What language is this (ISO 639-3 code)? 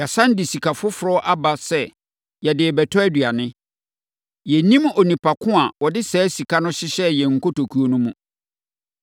aka